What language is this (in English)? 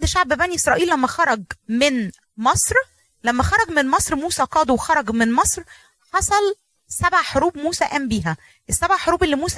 Arabic